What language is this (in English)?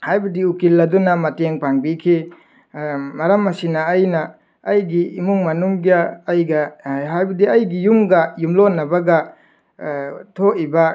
Manipuri